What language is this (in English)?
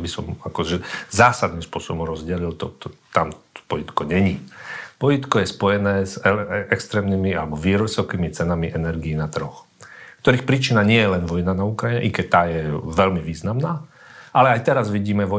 Slovak